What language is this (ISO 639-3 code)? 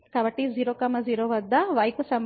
tel